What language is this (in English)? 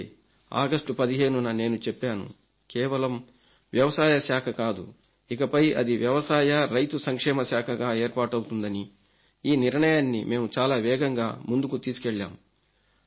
Telugu